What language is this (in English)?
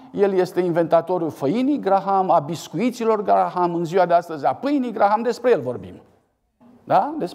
Romanian